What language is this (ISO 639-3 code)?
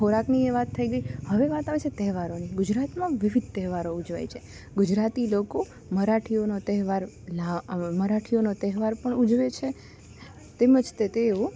guj